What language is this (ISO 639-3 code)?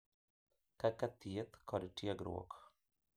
luo